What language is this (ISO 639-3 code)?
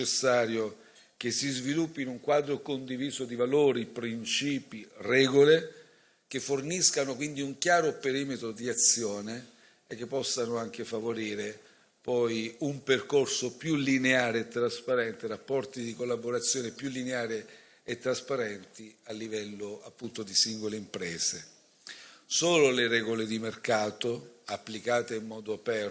ita